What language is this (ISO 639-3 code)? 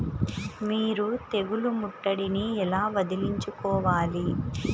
tel